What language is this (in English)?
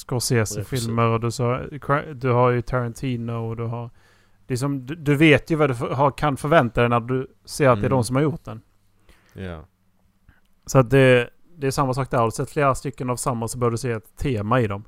Swedish